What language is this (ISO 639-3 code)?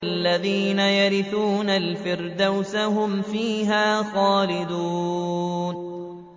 ara